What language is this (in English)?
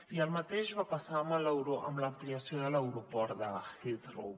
Catalan